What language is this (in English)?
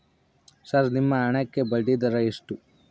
Kannada